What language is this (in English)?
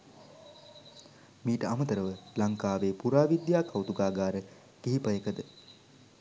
Sinhala